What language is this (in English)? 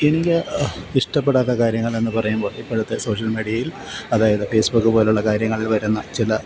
Malayalam